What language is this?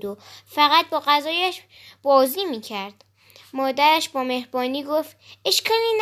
Persian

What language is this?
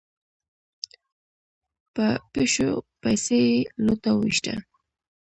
Pashto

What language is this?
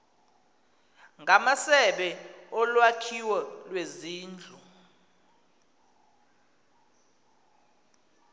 Xhosa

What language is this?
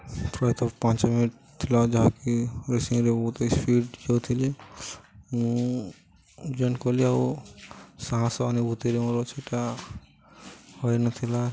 Odia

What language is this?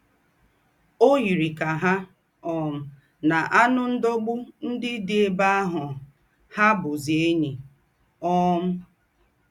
Igbo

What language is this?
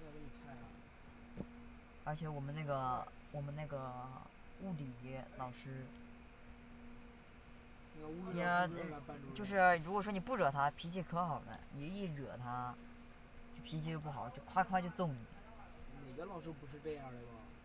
Chinese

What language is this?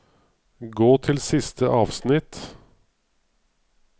Norwegian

